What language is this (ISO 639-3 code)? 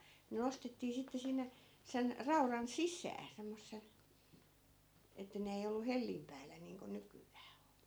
fin